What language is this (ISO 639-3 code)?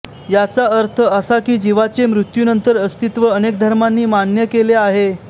mar